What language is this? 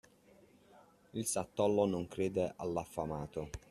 Italian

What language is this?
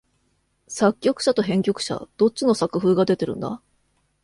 Japanese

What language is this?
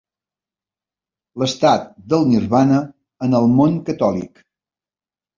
Catalan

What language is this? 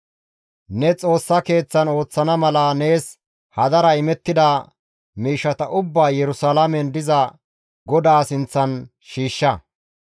Gamo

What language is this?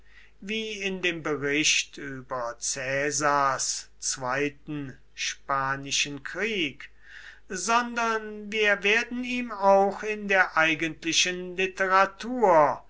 German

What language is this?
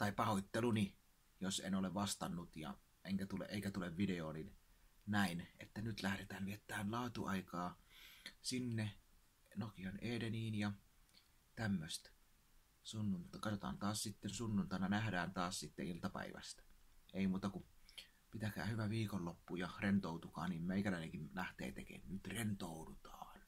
Finnish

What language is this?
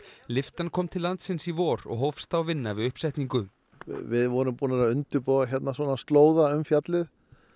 Icelandic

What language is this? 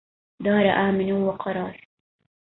Arabic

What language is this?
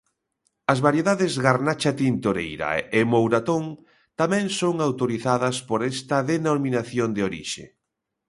Galician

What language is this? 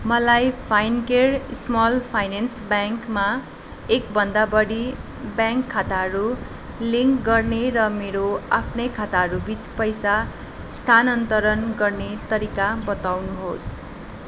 Nepali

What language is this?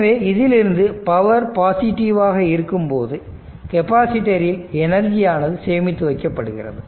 Tamil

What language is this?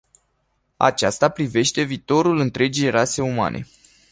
Romanian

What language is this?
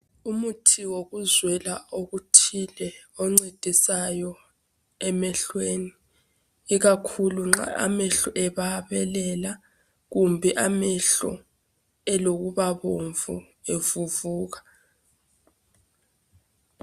North Ndebele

